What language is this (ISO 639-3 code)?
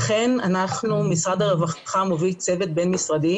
heb